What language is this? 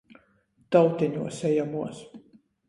Latgalian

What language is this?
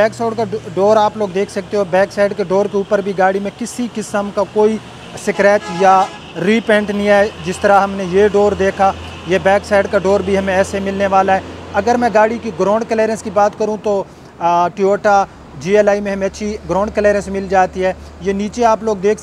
Hindi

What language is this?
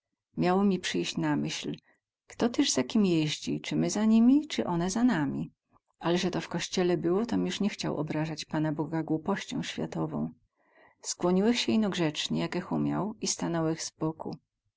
Polish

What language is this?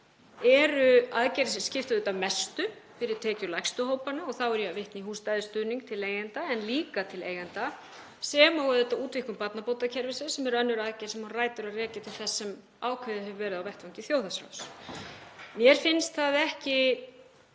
Icelandic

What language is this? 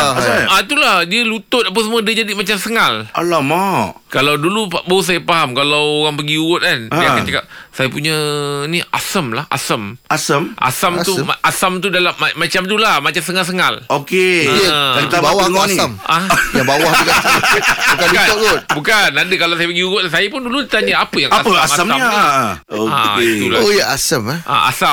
Malay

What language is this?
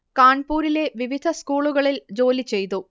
Malayalam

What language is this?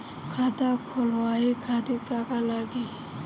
Bhojpuri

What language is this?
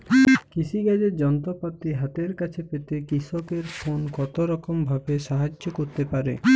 Bangla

